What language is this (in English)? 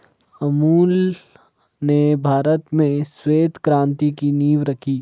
Hindi